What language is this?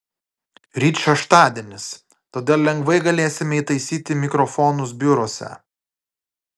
Lithuanian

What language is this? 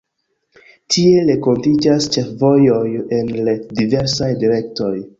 Esperanto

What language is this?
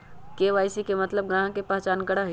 Magahi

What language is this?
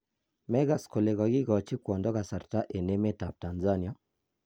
Kalenjin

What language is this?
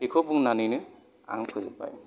Bodo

